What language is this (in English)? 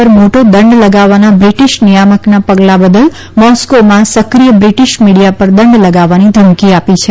Gujarati